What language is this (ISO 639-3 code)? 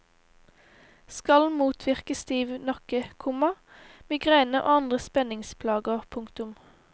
nor